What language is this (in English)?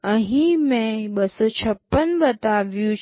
Gujarati